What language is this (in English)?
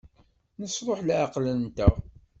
Kabyle